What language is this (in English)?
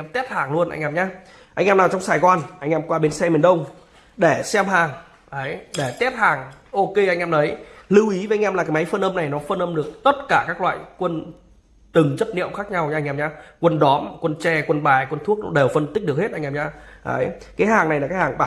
Vietnamese